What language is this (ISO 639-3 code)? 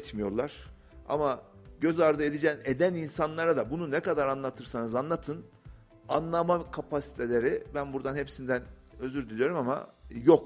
tur